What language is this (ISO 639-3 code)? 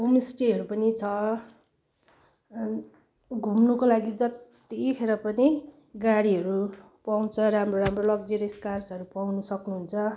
nep